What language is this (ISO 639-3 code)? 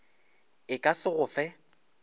nso